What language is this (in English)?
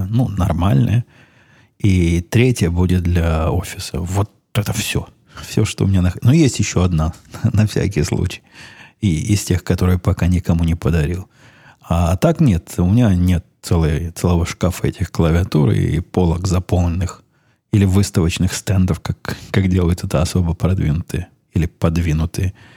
Russian